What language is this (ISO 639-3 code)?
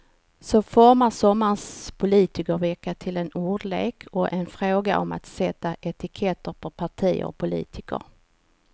swe